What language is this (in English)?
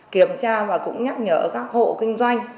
Vietnamese